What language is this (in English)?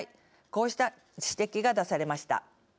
Japanese